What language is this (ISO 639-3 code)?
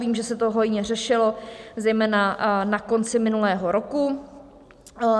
ces